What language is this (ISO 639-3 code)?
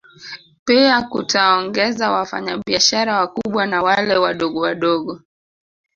swa